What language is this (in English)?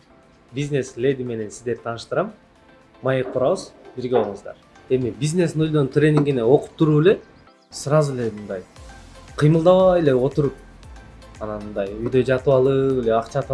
Turkish